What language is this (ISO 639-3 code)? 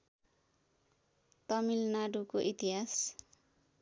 nep